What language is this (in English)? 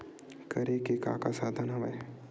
Chhattisgarhi